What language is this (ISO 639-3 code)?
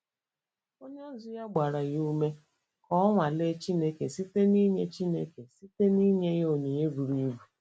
ibo